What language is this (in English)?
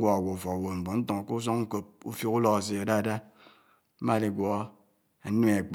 Anaang